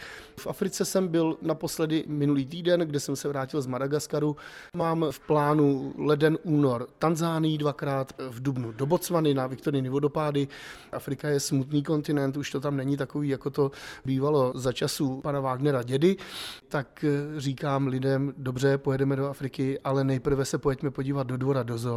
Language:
Czech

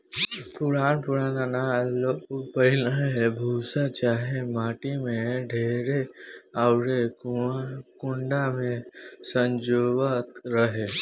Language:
Bhojpuri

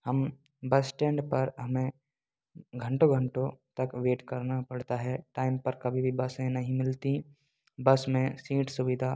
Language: Hindi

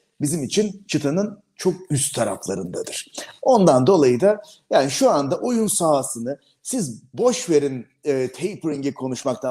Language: Turkish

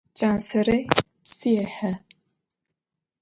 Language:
Adyghe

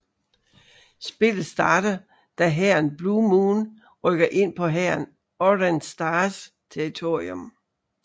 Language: Danish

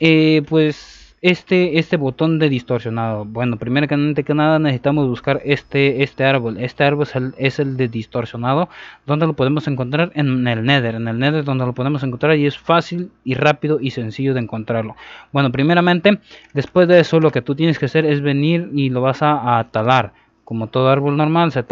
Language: Spanish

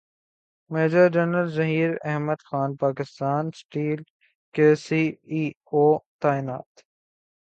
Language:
Urdu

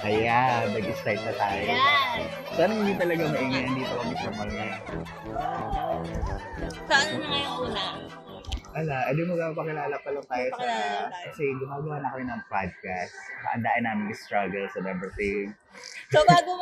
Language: Filipino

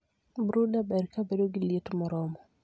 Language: Luo (Kenya and Tanzania)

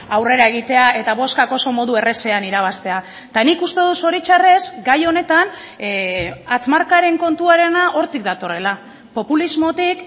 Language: Basque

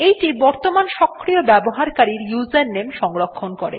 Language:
Bangla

